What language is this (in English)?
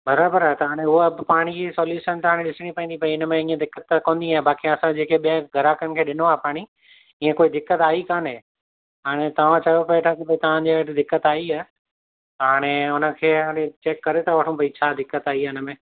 Sindhi